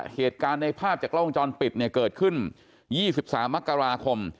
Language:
Thai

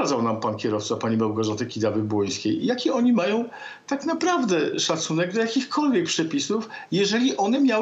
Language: Polish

